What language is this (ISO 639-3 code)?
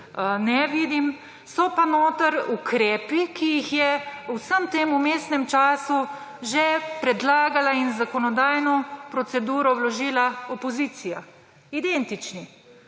slv